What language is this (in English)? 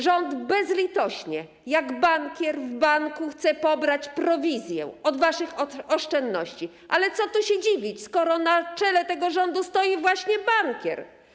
Polish